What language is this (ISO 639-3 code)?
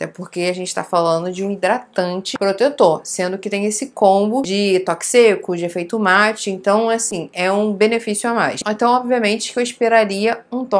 por